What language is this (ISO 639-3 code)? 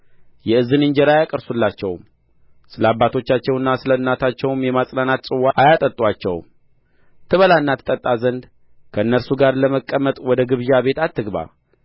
amh